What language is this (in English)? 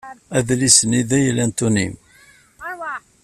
Kabyle